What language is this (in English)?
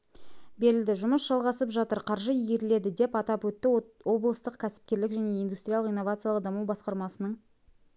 Kazakh